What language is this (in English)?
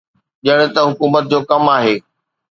Sindhi